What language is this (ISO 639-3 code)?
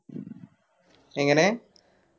mal